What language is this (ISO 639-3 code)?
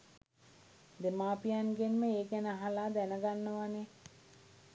sin